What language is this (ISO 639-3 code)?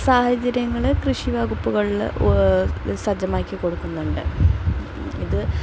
mal